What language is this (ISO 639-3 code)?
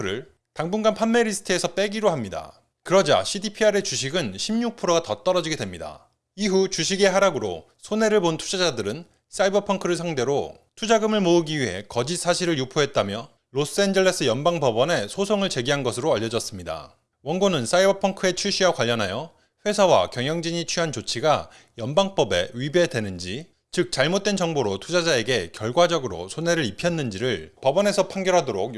kor